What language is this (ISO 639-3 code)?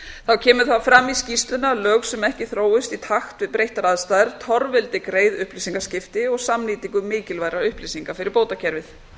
isl